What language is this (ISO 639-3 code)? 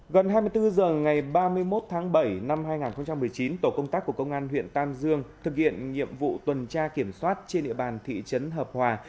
vie